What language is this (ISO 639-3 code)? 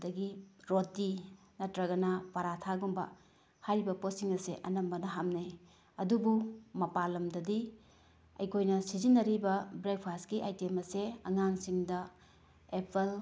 mni